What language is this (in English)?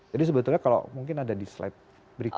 Indonesian